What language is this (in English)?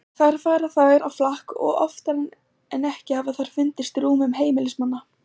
Icelandic